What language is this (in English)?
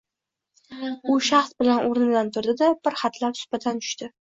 Uzbek